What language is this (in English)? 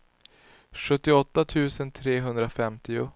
Swedish